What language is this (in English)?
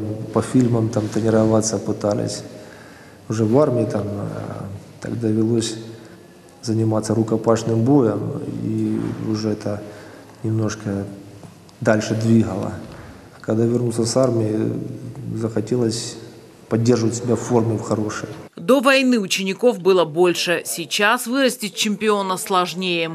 Russian